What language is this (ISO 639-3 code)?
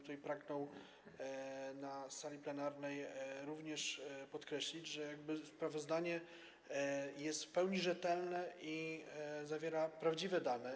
pol